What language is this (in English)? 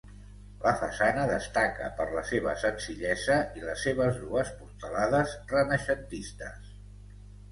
Catalan